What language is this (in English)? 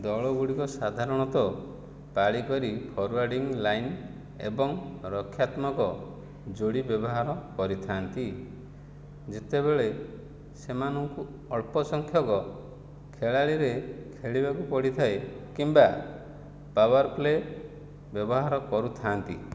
Odia